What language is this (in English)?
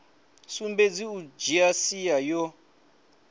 Venda